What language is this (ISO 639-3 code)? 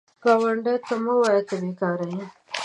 pus